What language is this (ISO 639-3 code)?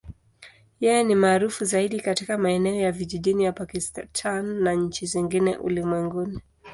swa